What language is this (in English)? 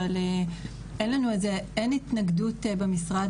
Hebrew